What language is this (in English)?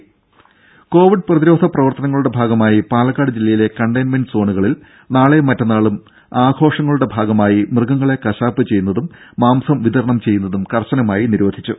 Malayalam